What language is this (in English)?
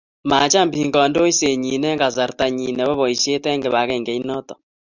Kalenjin